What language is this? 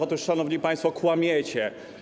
Polish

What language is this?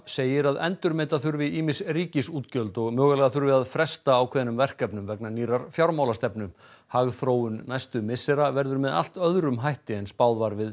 Icelandic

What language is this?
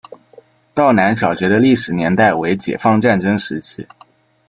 Chinese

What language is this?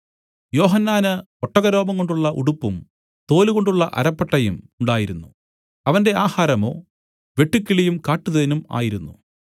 Malayalam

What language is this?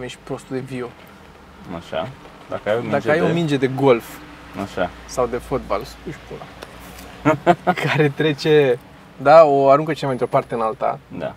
Romanian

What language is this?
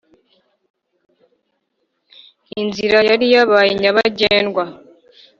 Kinyarwanda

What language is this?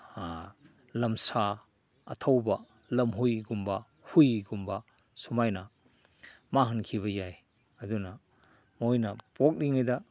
Manipuri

